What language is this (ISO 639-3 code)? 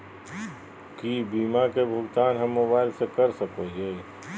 mag